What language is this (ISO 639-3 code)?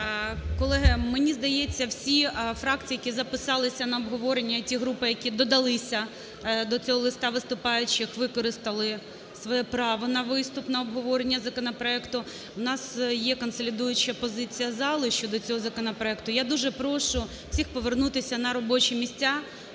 ukr